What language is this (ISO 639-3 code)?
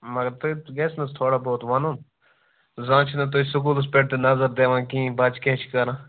kas